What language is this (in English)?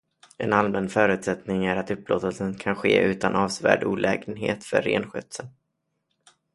Swedish